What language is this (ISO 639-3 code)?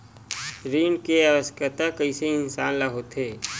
hne